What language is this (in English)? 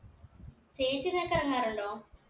Malayalam